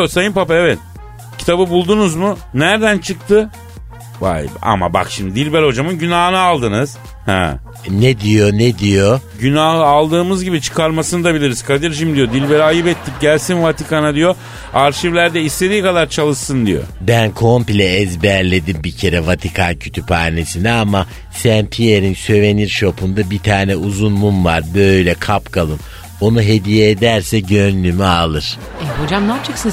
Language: Turkish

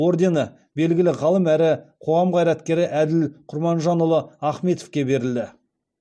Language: Kazakh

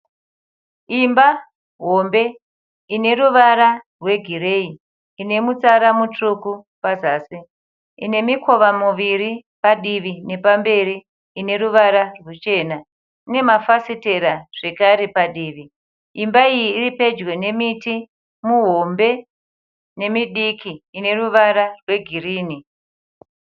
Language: Shona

